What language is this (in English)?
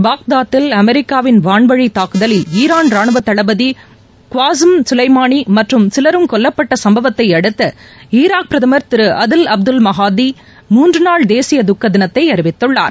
Tamil